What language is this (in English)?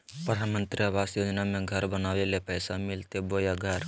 Magahi